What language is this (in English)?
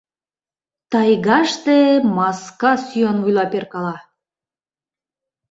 Mari